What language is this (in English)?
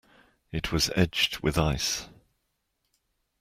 English